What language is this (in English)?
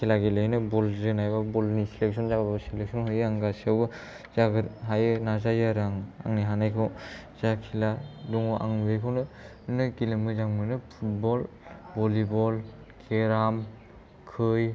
Bodo